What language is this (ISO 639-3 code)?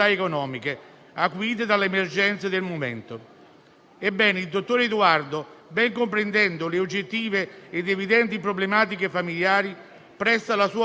ita